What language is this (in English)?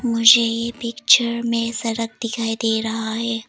Hindi